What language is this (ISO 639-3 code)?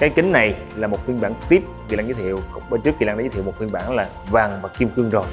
vie